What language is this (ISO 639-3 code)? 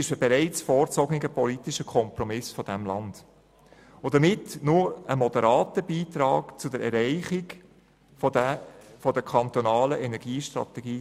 gsw